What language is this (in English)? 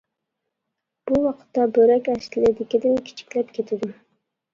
Uyghur